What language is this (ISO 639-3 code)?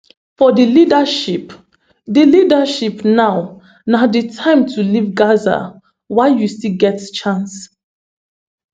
pcm